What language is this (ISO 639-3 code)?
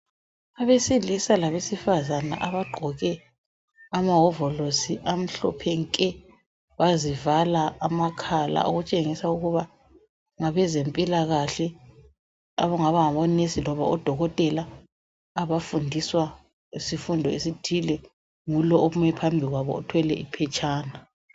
nde